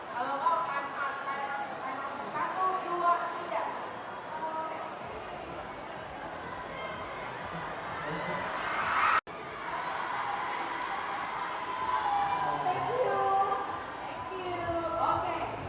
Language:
Thai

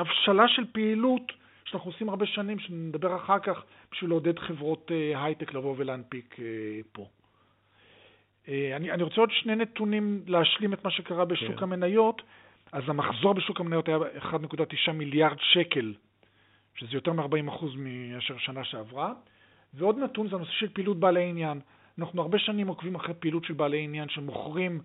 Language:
Hebrew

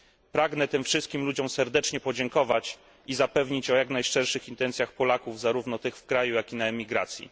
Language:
Polish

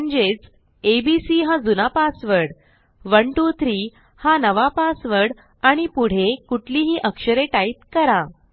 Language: Marathi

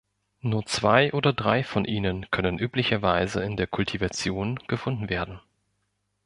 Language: German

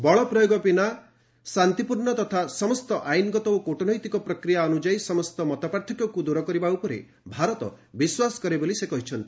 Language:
Odia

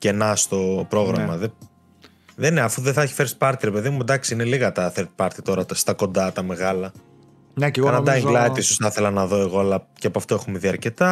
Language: Greek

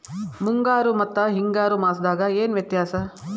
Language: Kannada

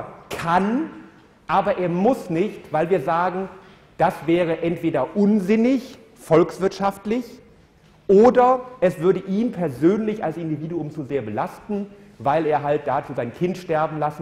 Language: German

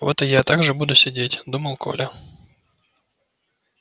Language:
Russian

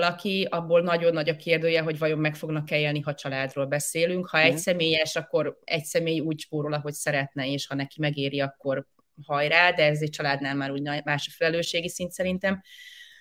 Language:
Hungarian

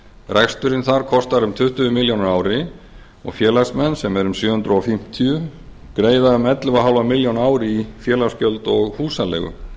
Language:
Icelandic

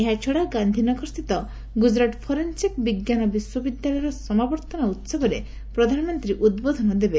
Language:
Odia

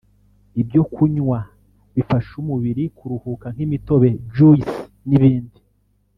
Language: Kinyarwanda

